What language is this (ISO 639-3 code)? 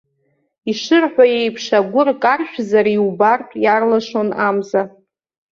abk